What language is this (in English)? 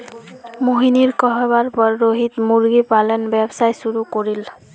Magahi